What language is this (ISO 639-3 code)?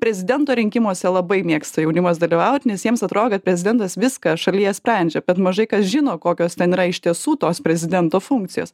lit